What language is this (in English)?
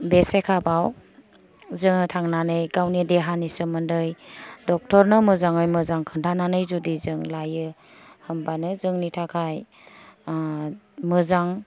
Bodo